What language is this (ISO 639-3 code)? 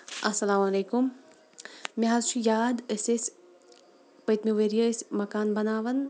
kas